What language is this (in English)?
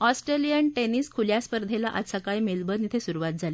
Marathi